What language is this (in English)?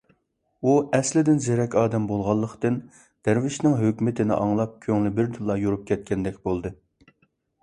Uyghur